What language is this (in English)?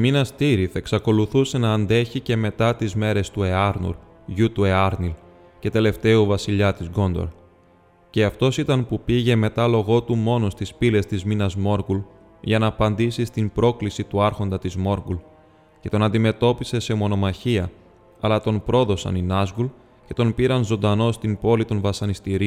Greek